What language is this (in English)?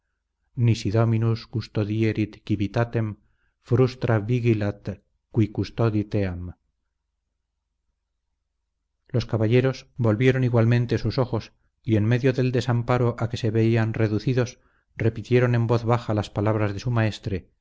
Spanish